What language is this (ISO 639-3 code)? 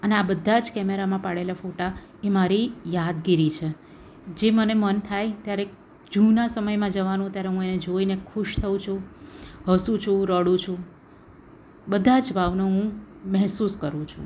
guj